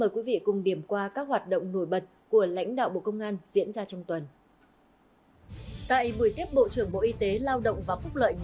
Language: Vietnamese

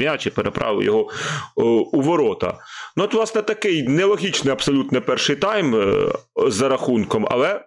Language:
Ukrainian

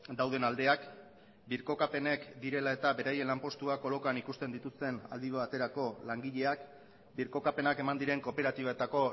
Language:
Basque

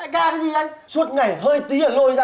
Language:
Vietnamese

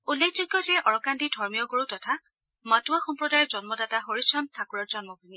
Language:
Assamese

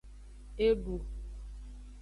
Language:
Aja (Benin)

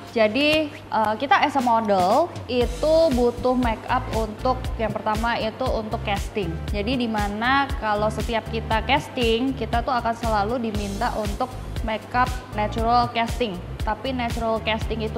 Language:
Indonesian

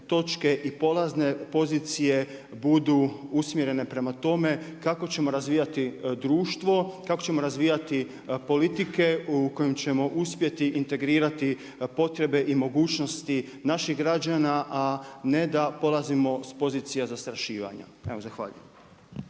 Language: Croatian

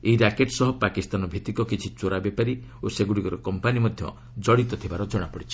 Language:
Odia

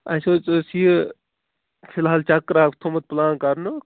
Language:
Kashmiri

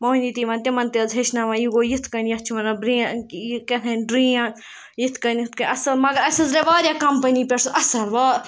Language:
Kashmiri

